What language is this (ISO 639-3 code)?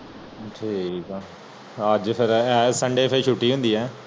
pan